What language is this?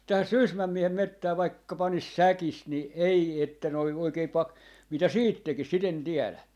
Finnish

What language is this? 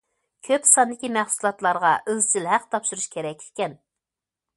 Uyghur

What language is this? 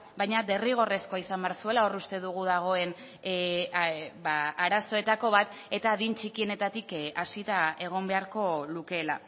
Basque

